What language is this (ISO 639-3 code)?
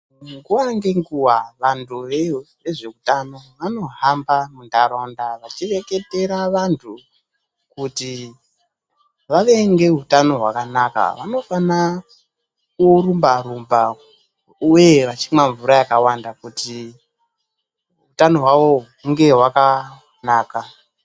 ndc